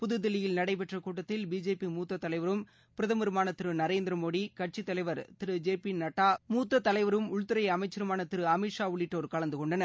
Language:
Tamil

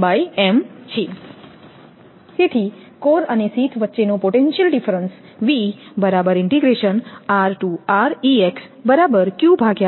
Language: Gujarati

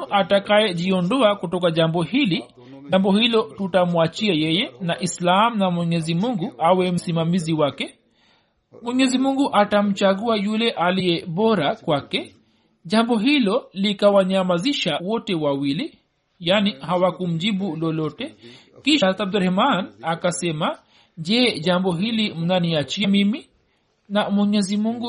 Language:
Swahili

